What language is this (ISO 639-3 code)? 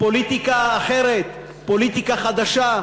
heb